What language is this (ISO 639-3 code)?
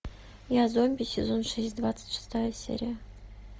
rus